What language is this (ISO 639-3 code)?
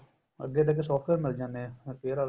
pan